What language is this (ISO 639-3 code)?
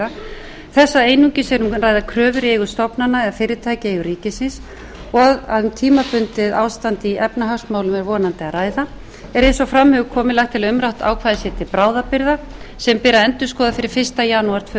isl